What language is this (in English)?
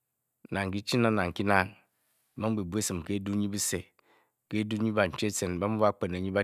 Bokyi